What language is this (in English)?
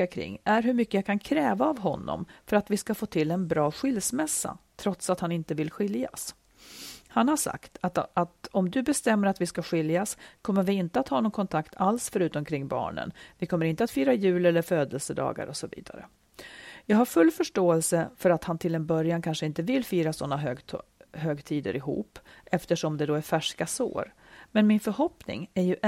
Swedish